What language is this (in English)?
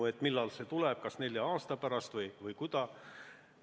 Estonian